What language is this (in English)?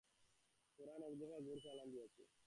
Bangla